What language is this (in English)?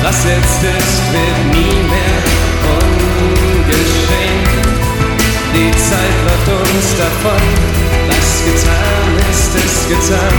Greek